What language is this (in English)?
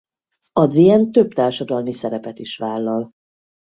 Hungarian